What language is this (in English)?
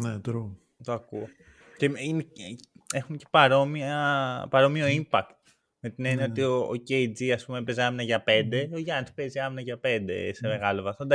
Greek